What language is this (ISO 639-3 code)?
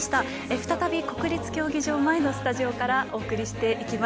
jpn